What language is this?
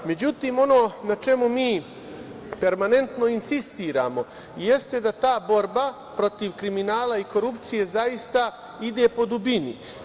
Serbian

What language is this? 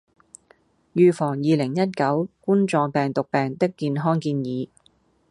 Cantonese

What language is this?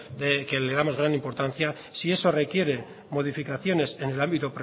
Spanish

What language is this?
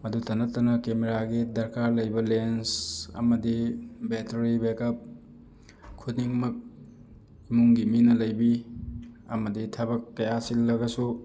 Manipuri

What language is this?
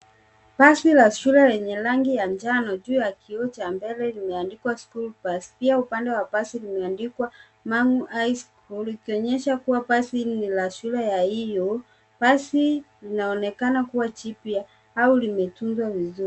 Swahili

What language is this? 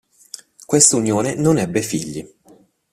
Italian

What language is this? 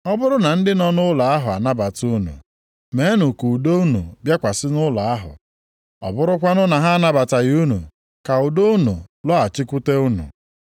Igbo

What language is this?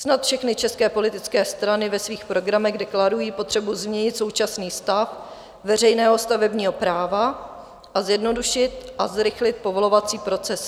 Czech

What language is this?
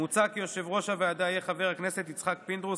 Hebrew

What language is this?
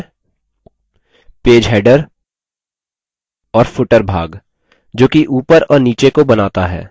Hindi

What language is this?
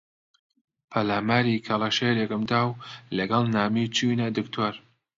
Central Kurdish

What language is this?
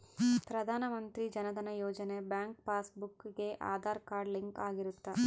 Kannada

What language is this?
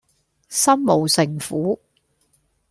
Cantonese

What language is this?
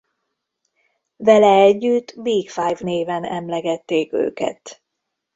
Hungarian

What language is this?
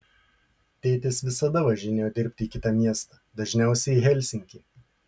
Lithuanian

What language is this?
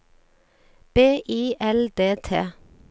Norwegian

